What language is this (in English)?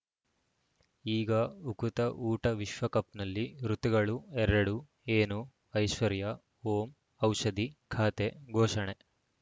Kannada